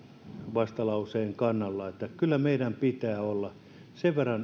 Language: Finnish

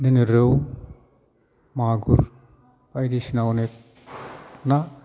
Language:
Bodo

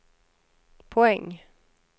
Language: Swedish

